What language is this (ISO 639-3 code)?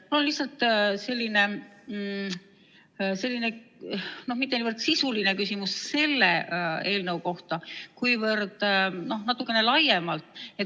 est